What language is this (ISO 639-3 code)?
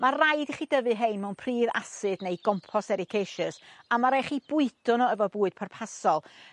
cym